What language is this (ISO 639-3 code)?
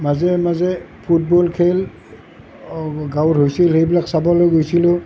asm